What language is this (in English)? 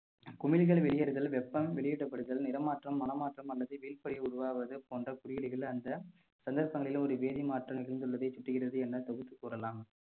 Tamil